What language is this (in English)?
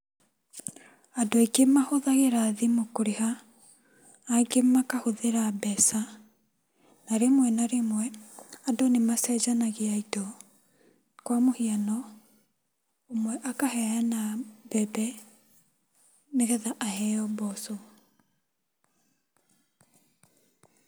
Kikuyu